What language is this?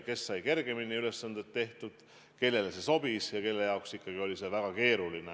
Estonian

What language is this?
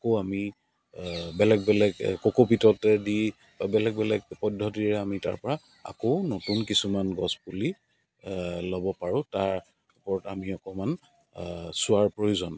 Assamese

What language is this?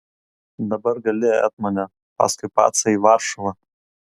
Lithuanian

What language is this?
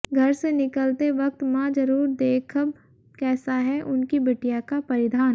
Hindi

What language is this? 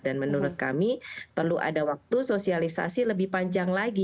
Indonesian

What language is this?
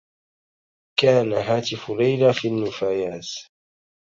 Arabic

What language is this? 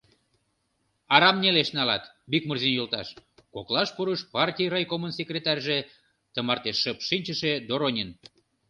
Mari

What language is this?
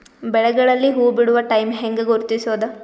Kannada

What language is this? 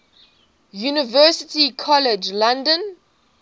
English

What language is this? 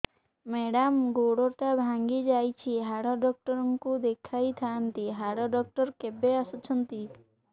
Odia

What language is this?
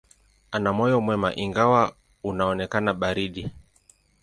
Swahili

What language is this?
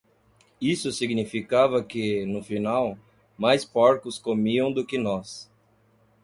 Portuguese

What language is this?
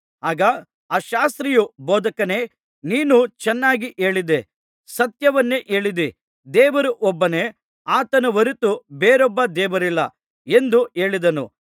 Kannada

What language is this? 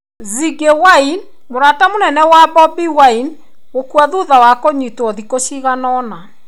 Kikuyu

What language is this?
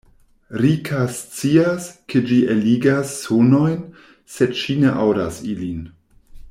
Esperanto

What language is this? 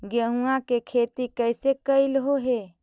Magahi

